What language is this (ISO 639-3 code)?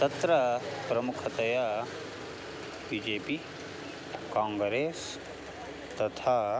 san